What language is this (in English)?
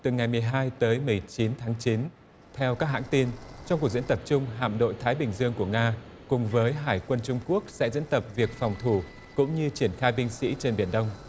Vietnamese